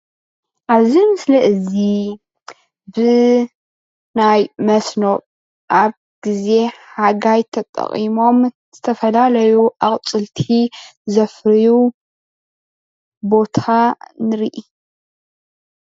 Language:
Tigrinya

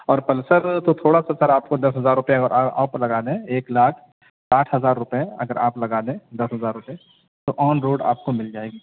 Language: Urdu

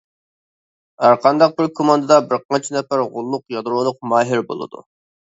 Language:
Uyghur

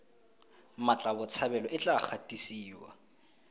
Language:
Tswana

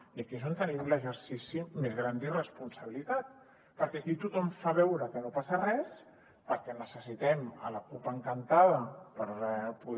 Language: Catalan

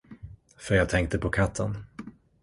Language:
Swedish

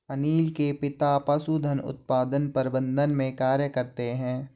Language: Hindi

